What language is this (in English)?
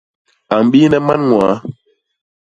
Basaa